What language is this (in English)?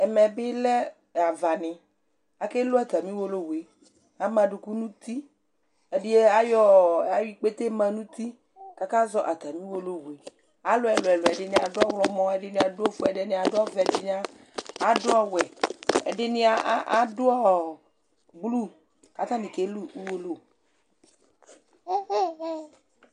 Ikposo